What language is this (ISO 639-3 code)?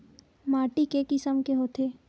hne